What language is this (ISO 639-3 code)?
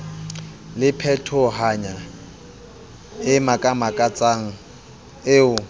sot